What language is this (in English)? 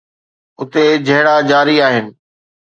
Sindhi